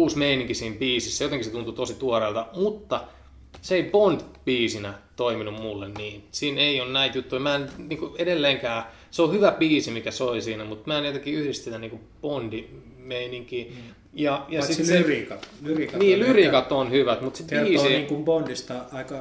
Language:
Finnish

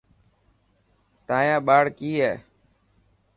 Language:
Dhatki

